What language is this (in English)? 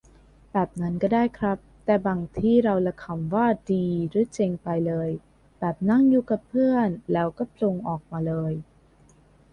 Thai